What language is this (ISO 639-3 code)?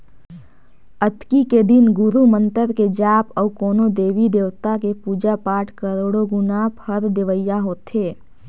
hne